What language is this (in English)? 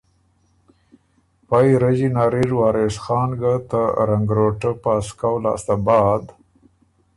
Ormuri